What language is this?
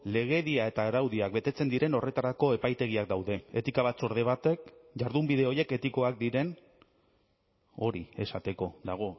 Basque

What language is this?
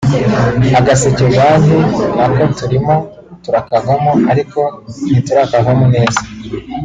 Kinyarwanda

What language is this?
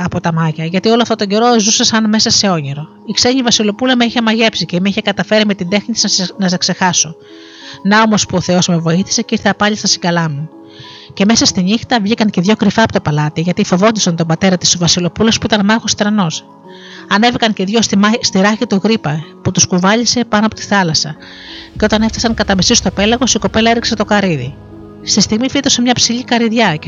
Greek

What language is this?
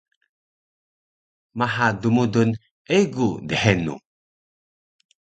Taroko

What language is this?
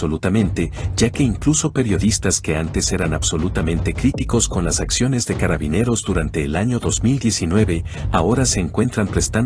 Spanish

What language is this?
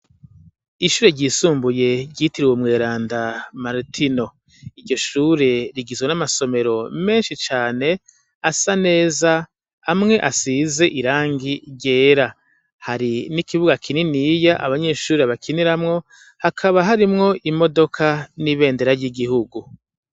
Rundi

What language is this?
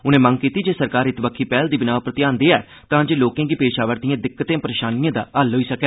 Dogri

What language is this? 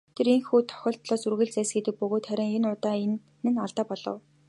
Mongolian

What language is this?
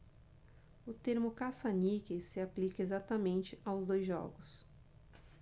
Portuguese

